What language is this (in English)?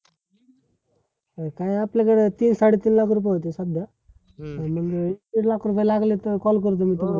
Marathi